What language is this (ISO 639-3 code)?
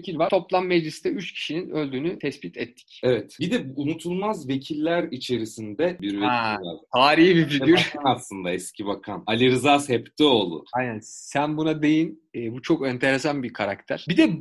tur